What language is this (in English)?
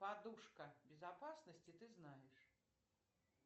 Russian